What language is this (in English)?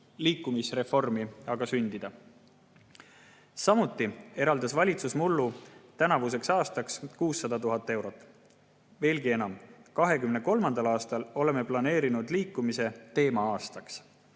Estonian